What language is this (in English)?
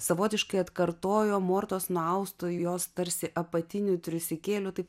Lithuanian